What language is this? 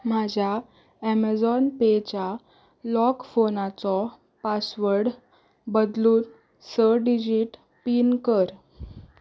Konkani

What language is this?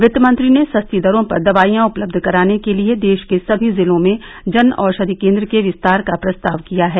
Hindi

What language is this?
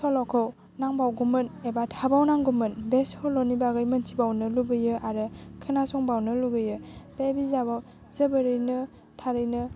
Bodo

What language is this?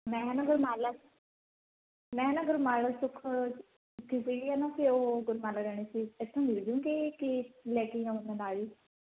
Punjabi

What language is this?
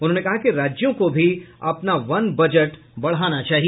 Hindi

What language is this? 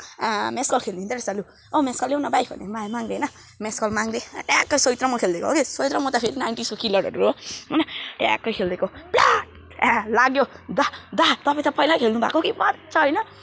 Nepali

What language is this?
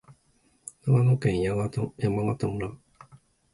Japanese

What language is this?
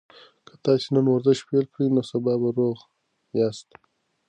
Pashto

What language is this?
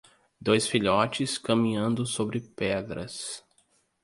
Portuguese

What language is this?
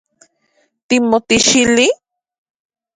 Central Puebla Nahuatl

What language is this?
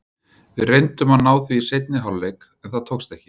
Icelandic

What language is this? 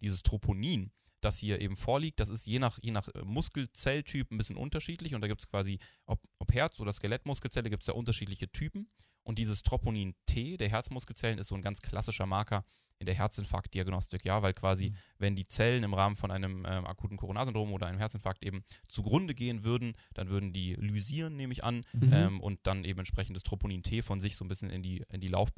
German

